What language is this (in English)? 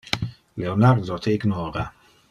Interlingua